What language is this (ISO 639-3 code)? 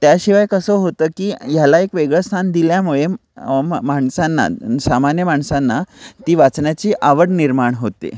mar